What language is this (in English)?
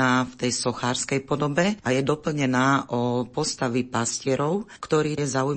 Slovak